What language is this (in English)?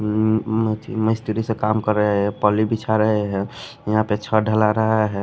Hindi